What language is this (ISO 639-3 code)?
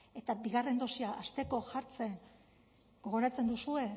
eus